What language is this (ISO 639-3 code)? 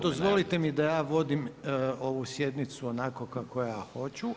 hrv